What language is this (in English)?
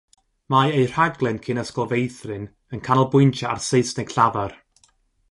Welsh